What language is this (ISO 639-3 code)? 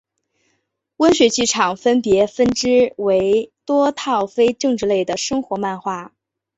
zho